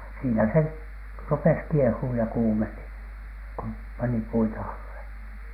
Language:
Finnish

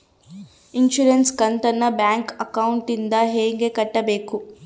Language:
Kannada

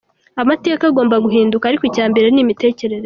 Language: Kinyarwanda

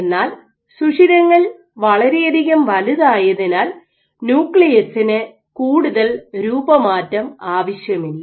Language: Malayalam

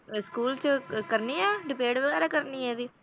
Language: Punjabi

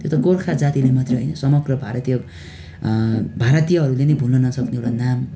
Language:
Nepali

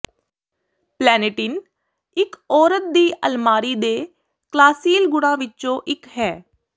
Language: Punjabi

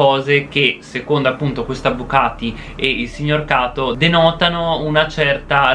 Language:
Italian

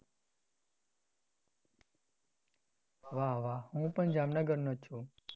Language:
Gujarati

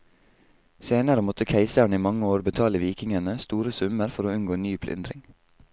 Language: Norwegian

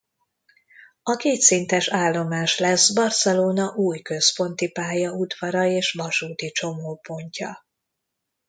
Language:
Hungarian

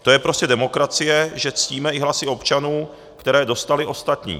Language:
Czech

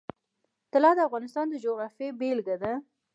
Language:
Pashto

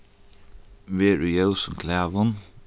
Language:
Faroese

